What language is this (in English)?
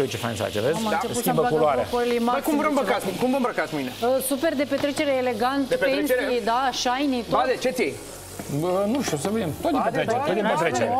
Romanian